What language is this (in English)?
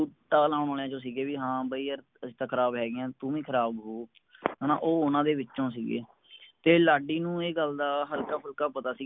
Punjabi